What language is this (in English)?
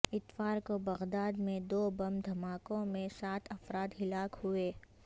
Urdu